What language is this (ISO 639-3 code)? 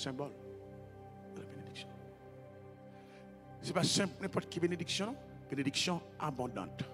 fra